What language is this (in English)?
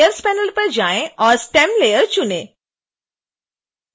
Hindi